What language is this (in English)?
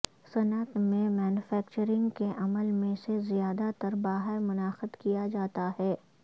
Urdu